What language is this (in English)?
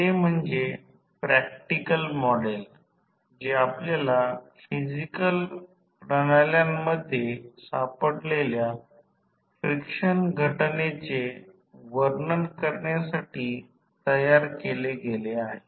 Marathi